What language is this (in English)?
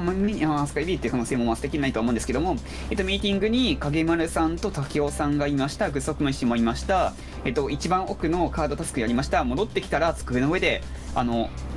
Japanese